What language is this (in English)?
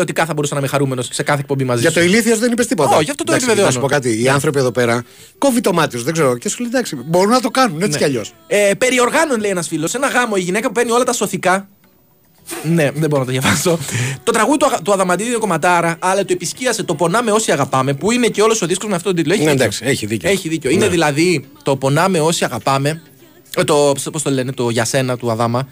Greek